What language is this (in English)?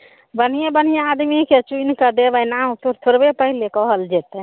Maithili